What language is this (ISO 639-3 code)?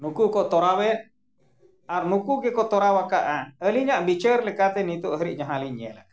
sat